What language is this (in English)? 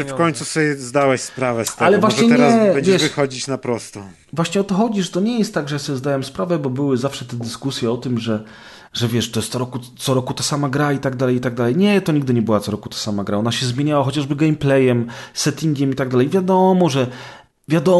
Polish